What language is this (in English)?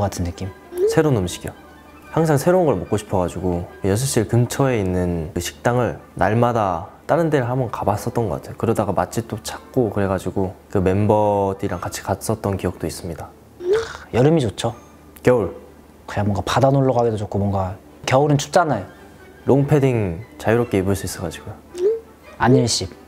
Korean